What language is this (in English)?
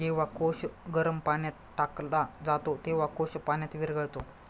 Marathi